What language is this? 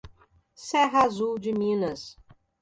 Portuguese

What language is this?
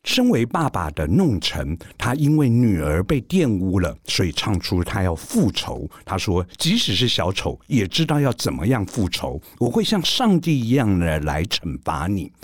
Chinese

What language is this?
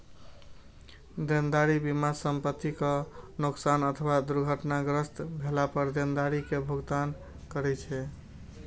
Maithili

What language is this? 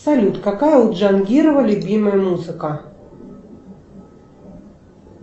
Russian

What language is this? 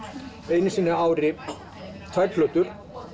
Icelandic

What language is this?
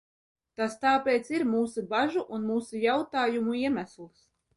Latvian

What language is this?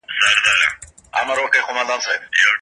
Pashto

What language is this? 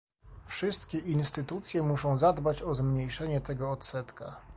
Polish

